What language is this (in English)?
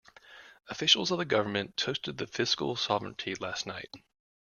English